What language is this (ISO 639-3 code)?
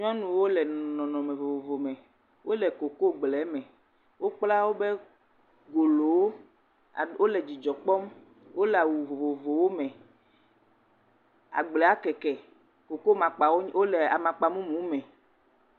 ewe